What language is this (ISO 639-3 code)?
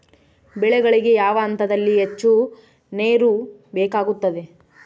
kan